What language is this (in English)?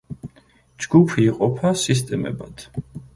Georgian